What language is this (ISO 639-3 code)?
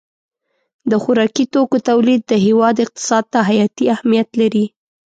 pus